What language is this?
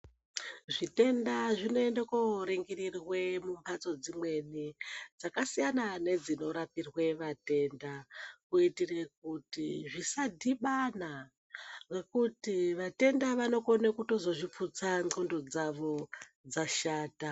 Ndau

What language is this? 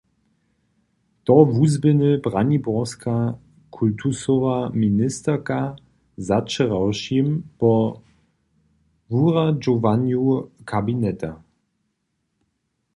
Upper Sorbian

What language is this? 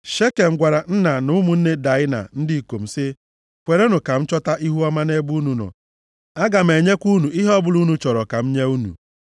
Igbo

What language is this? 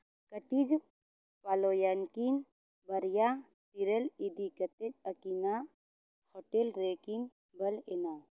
Santali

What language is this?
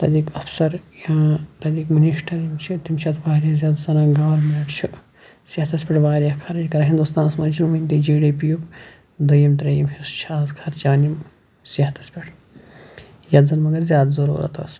Kashmiri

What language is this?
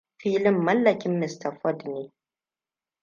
Hausa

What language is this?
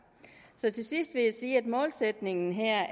Danish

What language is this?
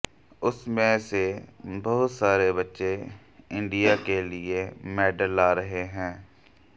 Hindi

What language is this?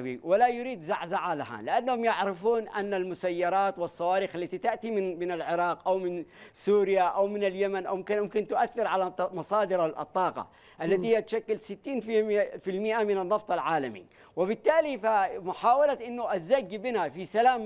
Arabic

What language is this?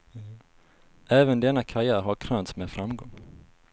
Swedish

